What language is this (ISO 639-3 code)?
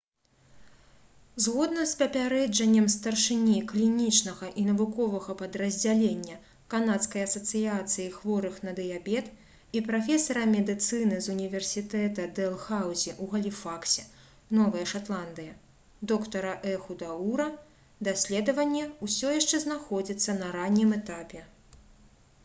bel